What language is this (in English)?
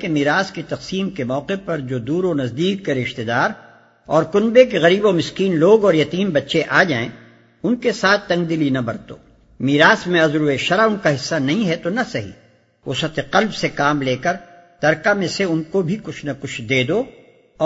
Urdu